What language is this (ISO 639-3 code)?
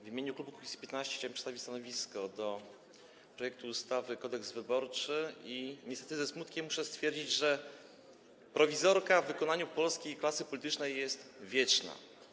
pol